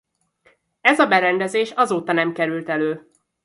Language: Hungarian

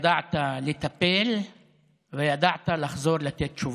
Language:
Hebrew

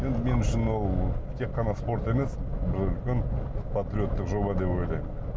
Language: Kazakh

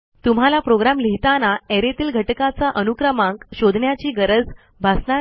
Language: Marathi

